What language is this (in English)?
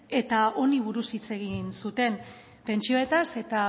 Basque